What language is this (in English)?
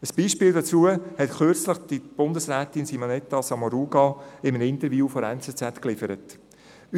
Swiss German